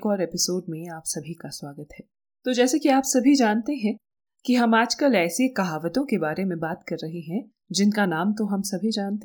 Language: Hindi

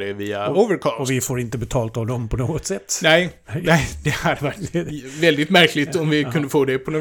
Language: Swedish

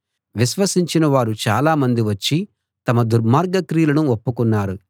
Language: Telugu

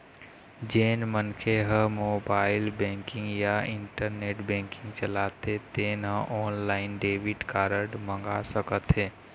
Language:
Chhattisgarhi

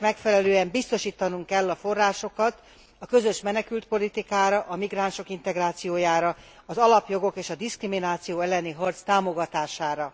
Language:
Hungarian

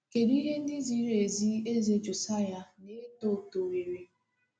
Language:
Igbo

